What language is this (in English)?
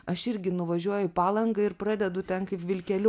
Lithuanian